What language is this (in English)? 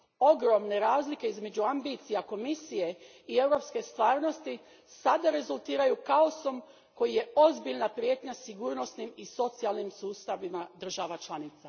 Croatian